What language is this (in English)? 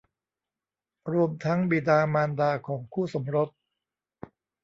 Thai